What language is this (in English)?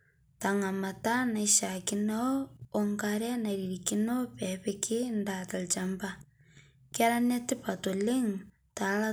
Masai